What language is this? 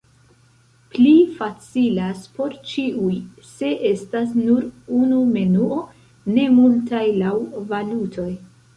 Esperanto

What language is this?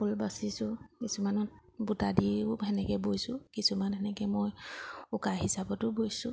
Assamese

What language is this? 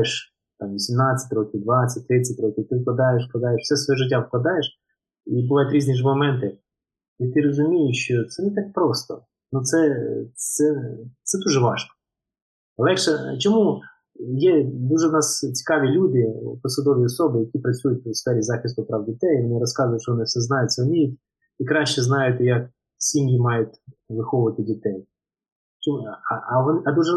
Ukrainian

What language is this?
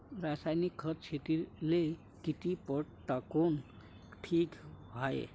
Marathi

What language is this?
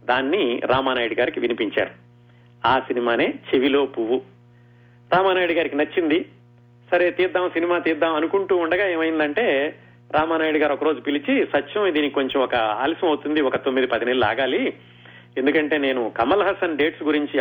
Telugu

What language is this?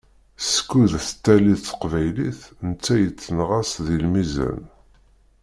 Kabyle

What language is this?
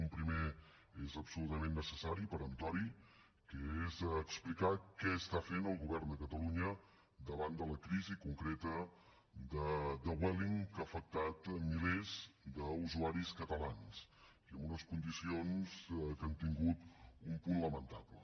Catalan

